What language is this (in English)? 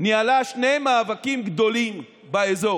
Hebrew